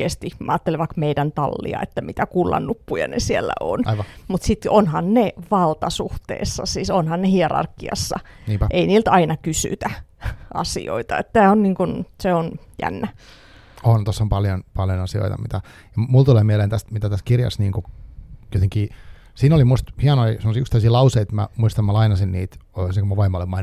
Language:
Finnish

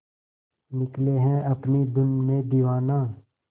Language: Hindi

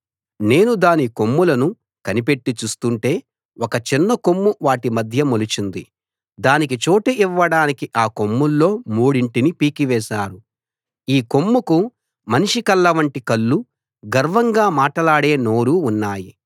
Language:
Telugu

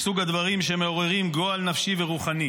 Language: Hebrew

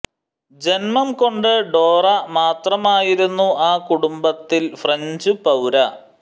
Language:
Malayalam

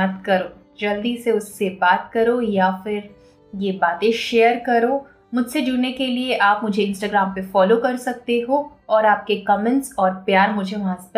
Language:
Hindi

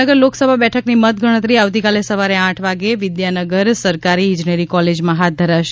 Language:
Gujarati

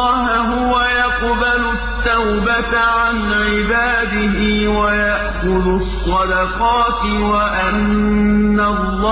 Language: Arabic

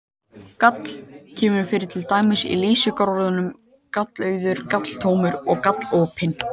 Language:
Icelandic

